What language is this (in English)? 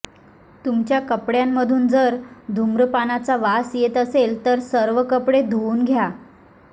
Marathi